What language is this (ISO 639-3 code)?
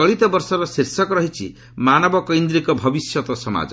ori